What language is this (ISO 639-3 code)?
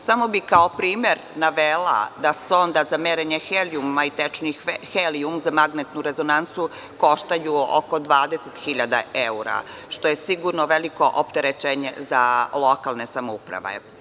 srp